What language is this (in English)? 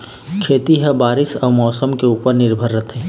Chhattisgarhi